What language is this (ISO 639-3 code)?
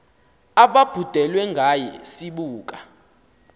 xho